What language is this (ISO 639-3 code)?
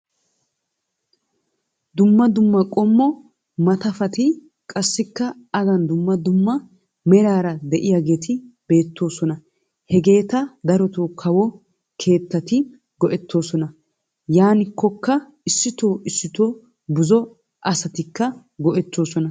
wal